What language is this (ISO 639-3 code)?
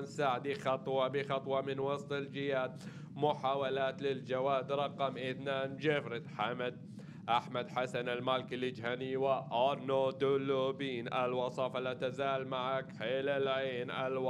ara